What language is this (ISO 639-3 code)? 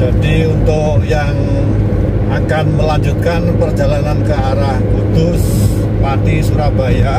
ind